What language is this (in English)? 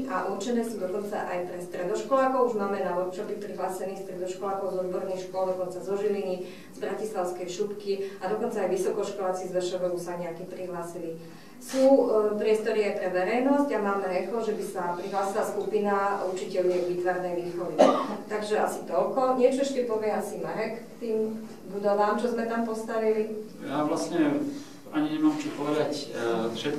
Slovak